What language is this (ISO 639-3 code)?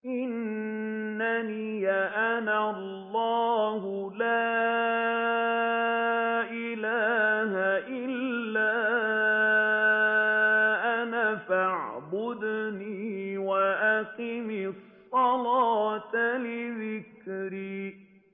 ara